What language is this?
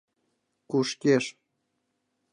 Mari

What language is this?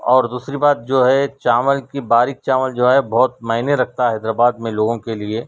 Urdu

